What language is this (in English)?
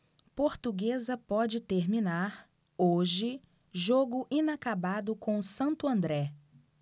Portuguese